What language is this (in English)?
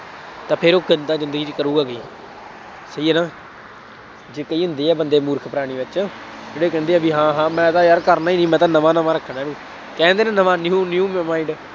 Punjabi